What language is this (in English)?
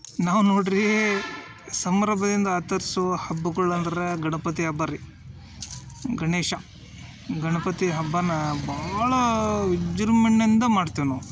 Kannada